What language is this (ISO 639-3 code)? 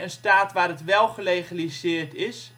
nld